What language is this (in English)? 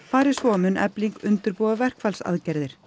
Icelandic